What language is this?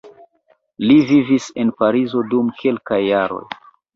Esperanto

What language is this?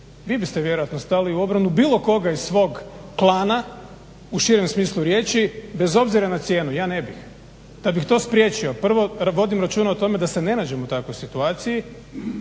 Croatian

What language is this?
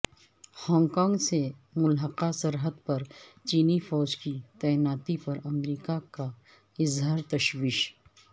Urdu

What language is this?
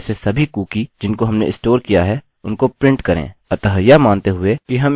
Hindi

